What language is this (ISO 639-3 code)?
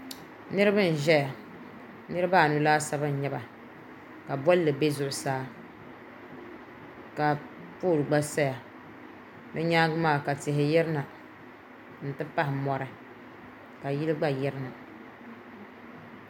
dag